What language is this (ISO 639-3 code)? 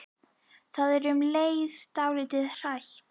isl